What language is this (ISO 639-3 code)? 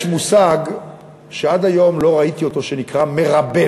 heb